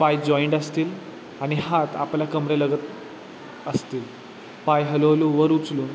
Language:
Marathi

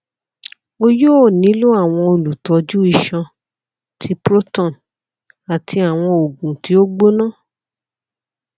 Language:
Yoruba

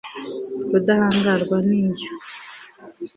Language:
Kinyarwanda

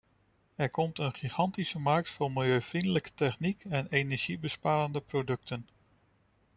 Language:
Dutch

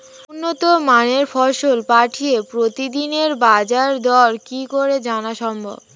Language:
Bangla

